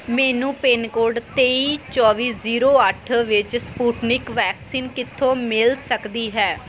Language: Punjabi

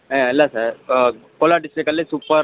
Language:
Kannada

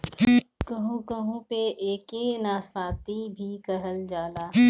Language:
Bhojpuri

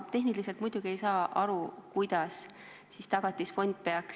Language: Estonian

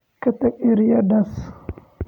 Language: Somali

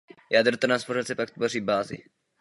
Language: Czech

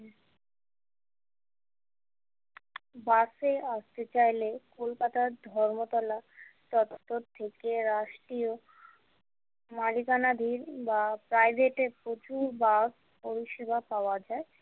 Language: Bangla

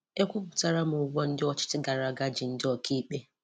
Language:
Igbo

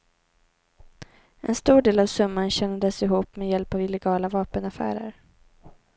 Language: Swedish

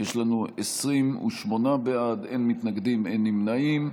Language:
Hebrew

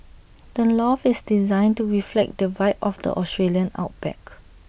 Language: English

